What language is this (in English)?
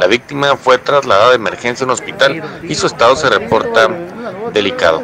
Spanish